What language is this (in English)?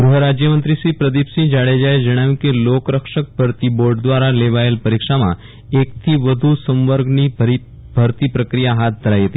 Gujarati